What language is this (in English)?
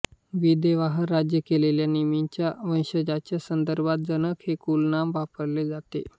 Marathi